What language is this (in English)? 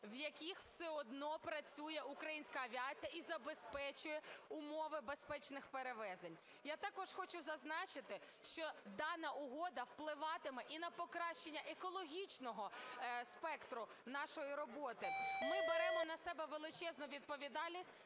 Ukrainian